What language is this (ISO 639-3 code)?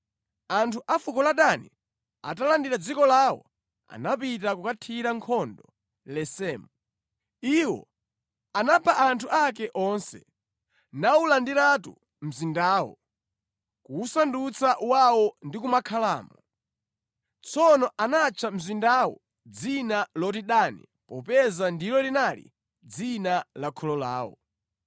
nya